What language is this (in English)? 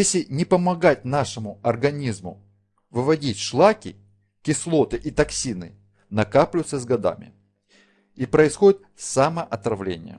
Russian